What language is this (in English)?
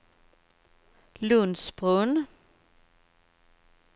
Swedish